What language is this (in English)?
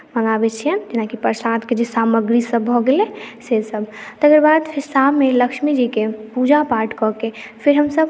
Maithili